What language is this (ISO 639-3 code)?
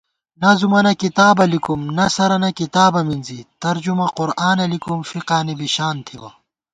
gwt